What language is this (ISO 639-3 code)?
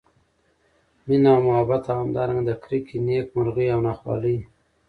pus